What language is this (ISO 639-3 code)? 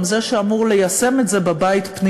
heb